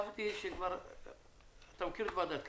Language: Hebrew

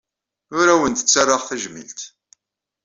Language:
Kabyle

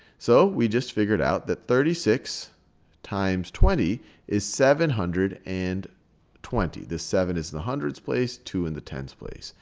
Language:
English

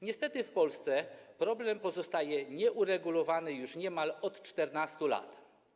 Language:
Polish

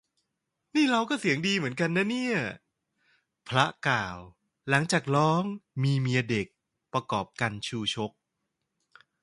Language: Thai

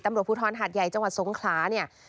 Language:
Thai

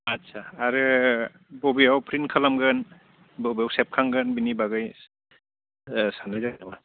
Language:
Bodo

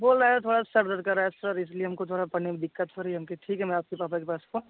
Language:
Hindi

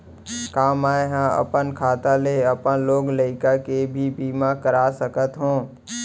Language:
Chhattisgarhi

